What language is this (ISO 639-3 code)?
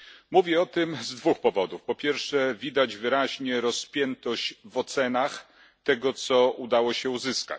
pol